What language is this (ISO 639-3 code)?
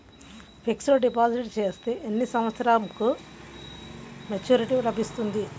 tel